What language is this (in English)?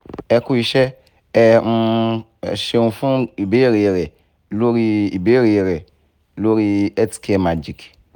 Yoruba